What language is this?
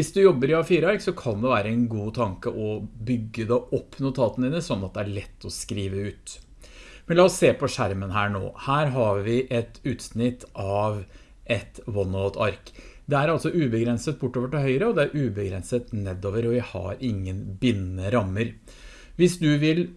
Norwegian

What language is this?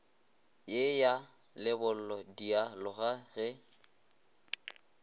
Northern Sotho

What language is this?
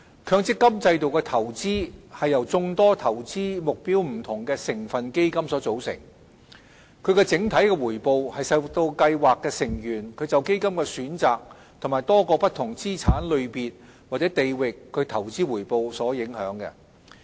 Cantonese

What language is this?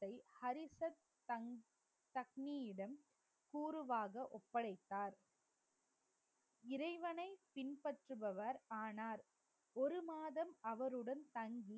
Tamil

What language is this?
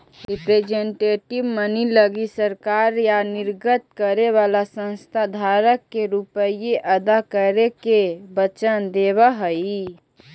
Magahi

